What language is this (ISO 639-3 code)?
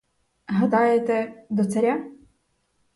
ukr